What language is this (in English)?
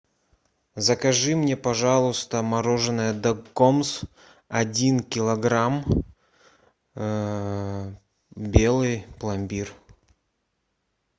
Russian